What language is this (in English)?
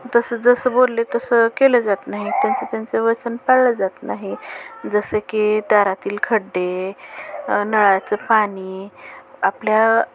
Marathi